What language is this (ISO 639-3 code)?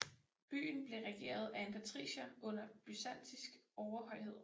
dan